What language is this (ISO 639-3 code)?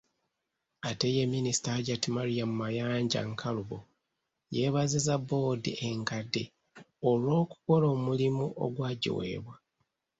lug